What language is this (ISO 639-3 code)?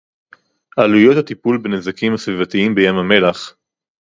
heb